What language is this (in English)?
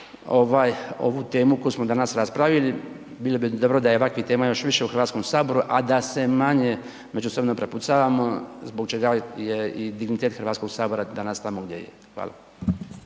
Croatian